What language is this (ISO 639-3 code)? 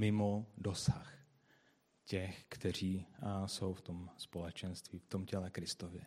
ces